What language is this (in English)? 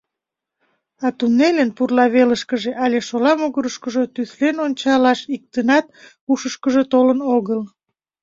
Mari